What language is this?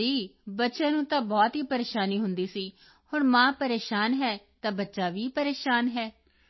Punjabi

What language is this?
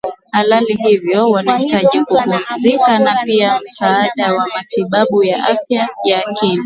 Swahili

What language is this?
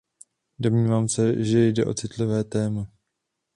Czech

